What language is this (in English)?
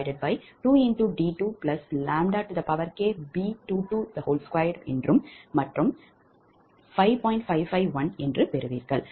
Tamil